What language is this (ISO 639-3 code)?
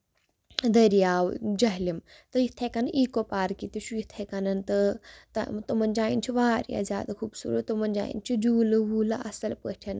kas